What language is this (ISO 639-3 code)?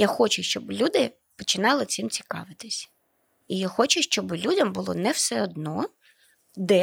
ukr